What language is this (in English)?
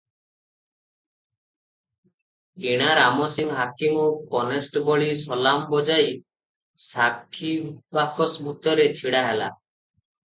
Odia